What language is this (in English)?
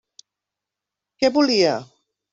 Catalan